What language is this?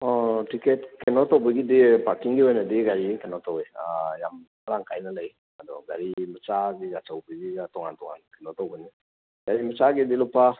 Manipuri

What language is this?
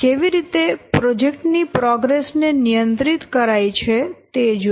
Gujarati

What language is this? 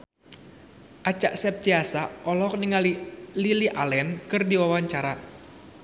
Sundanese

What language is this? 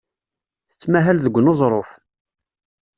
Kabyle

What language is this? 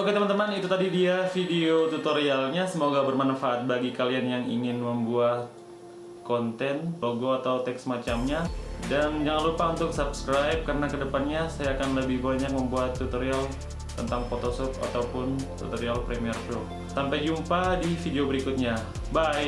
Indonesian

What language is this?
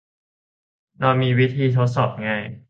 Thai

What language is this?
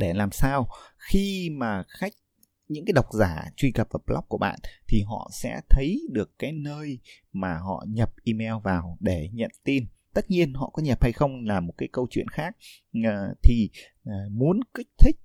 Vietnamese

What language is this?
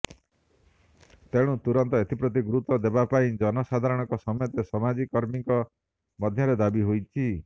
Odia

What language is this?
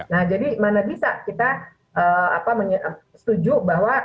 Indonesian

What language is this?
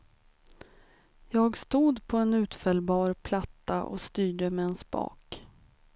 Swedish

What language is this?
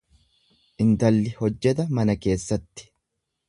Oromo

